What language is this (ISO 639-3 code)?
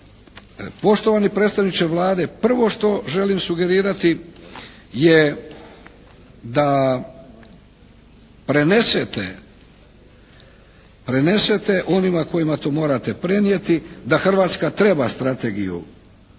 hrv